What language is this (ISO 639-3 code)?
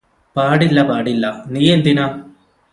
mal